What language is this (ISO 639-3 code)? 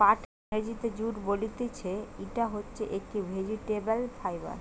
ben